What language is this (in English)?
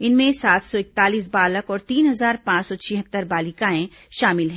Hindi